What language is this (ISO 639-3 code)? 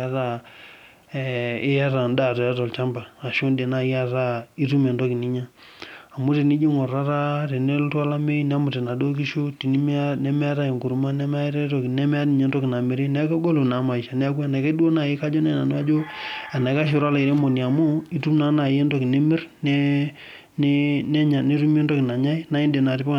mas